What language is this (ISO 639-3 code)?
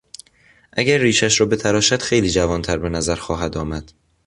fas